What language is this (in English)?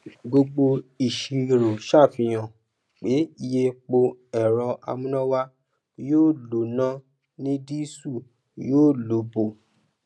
Yoruba